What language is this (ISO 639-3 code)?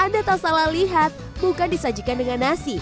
ind